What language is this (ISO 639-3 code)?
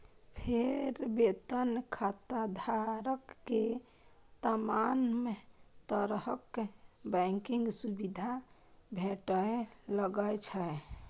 mai